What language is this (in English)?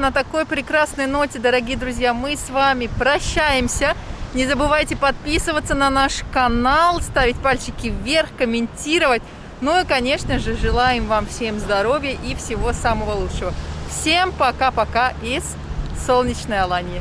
Russian